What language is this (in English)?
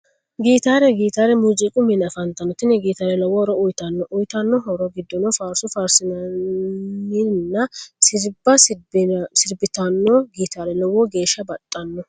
Sidamo